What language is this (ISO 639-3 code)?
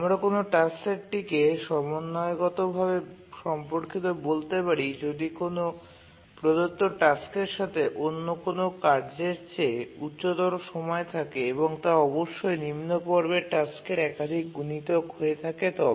ben